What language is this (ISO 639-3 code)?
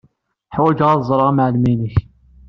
kab